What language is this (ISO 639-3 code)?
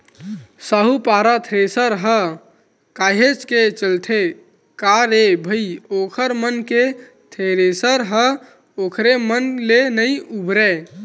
hne